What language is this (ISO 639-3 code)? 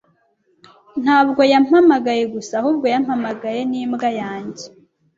kin